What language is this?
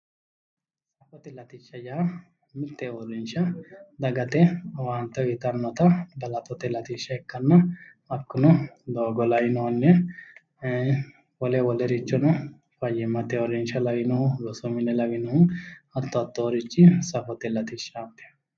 Sidamo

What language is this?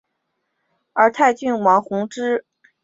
Chinese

